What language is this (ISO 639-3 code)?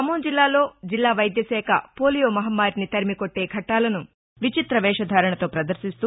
tel